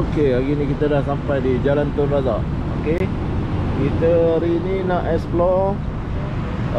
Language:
Malay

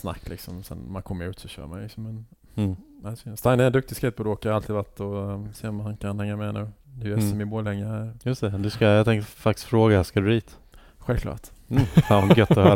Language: Swedish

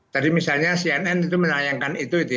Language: Indonesian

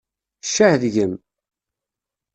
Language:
Kabyle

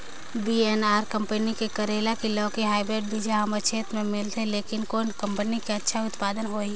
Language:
Chhattisgarhi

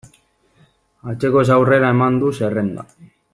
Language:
Basque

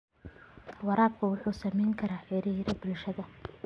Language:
Somali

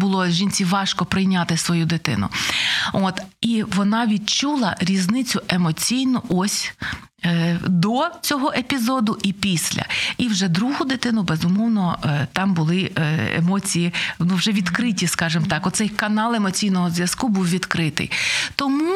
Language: Ukrainian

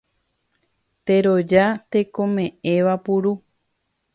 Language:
Guarani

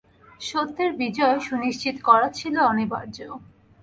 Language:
Bangla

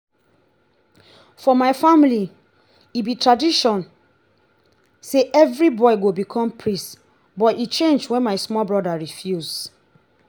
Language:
Nigerian Pidgin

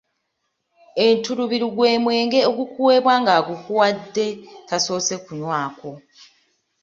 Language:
Ganda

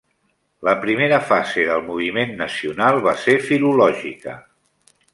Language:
Catalan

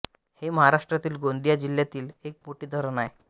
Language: Marathi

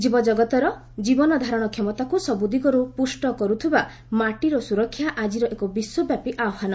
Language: Odia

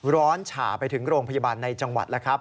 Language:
Thai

